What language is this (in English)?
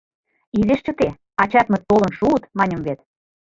Mari